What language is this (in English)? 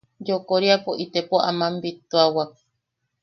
Yaqui